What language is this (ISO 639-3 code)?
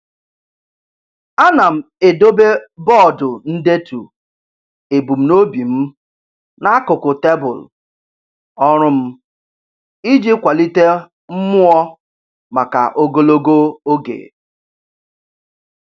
ibo